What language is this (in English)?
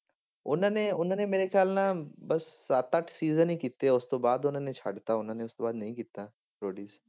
Punjabi